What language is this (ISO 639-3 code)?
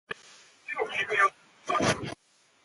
ast